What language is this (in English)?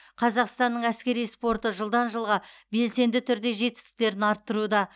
Kazakh